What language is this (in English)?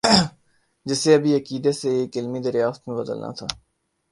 Urdu